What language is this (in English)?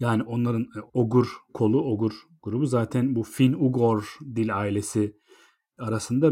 Turkish